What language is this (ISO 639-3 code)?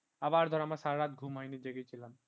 ben